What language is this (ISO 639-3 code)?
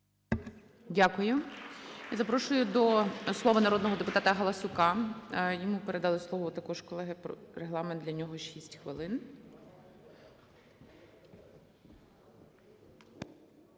ukr